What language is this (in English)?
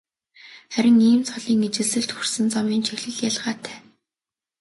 Mongolian